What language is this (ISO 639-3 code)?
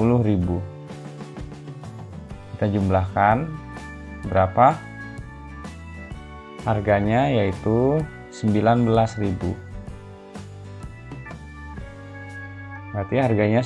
ind